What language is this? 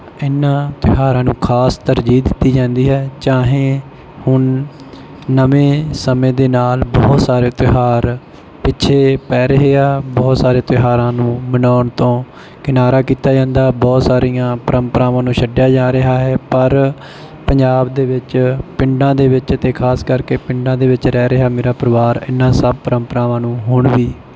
Punjabi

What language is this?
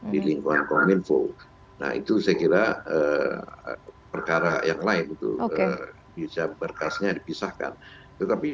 Indonesian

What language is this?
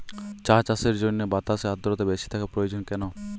Bangla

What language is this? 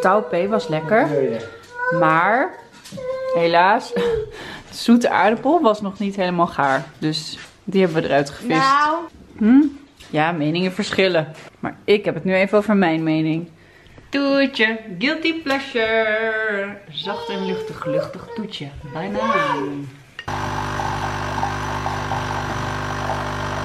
Dutch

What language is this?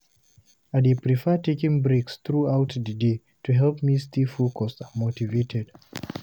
Nigerian Pidgin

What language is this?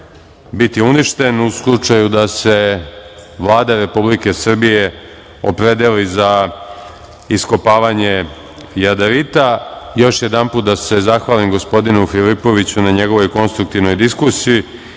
Serbian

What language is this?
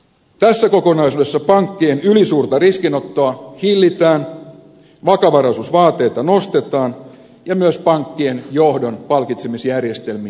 Finnish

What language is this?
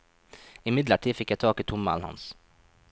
Norwegian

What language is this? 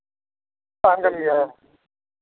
Santali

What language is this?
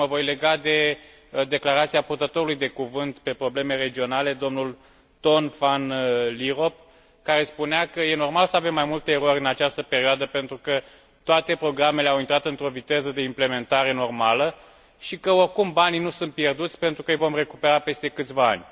Romanian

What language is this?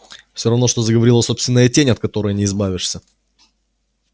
Russian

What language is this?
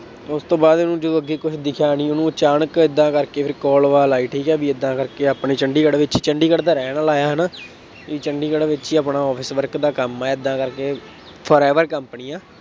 Punjabi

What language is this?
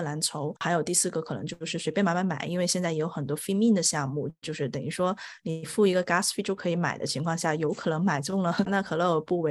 Chinese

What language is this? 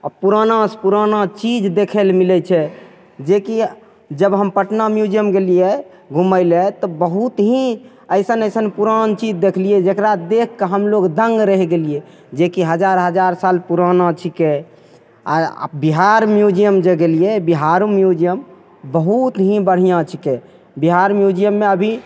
Maithili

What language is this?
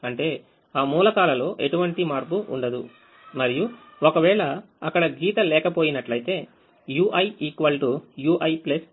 Telugu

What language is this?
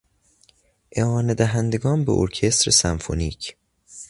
Persian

